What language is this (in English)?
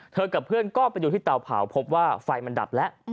Thai